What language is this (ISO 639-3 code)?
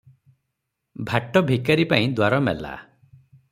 ori